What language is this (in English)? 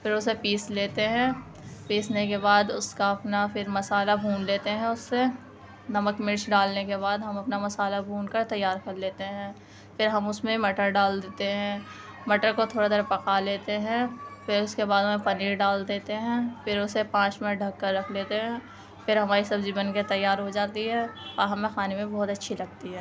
Urdu